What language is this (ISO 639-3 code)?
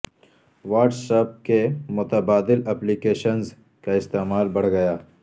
urd